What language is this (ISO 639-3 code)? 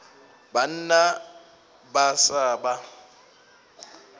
nso